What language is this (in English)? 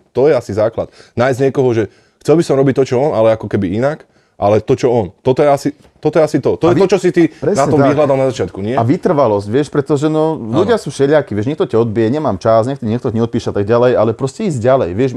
Slovak